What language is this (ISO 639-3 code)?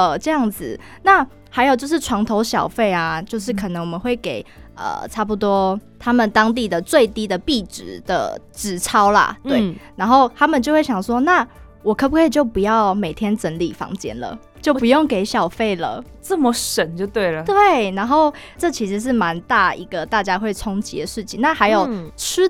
zho